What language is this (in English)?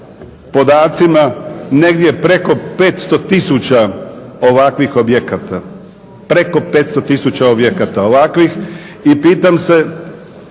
Croatian